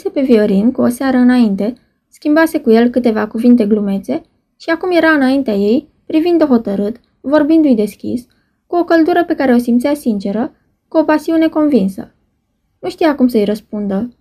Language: Romanian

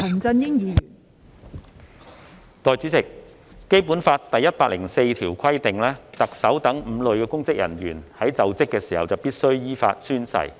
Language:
Cantonese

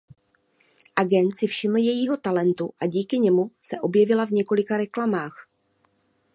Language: Czech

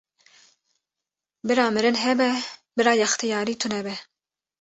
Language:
Kurdish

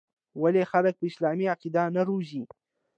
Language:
Pashto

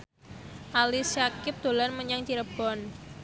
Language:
Javanese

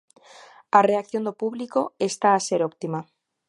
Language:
Galician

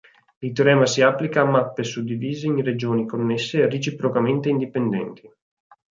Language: Italian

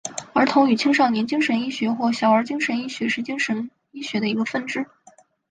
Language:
Chinese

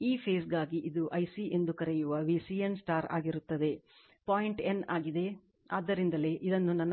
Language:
Kannada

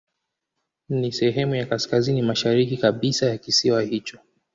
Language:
Swahili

